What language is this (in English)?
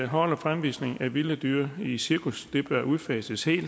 Danish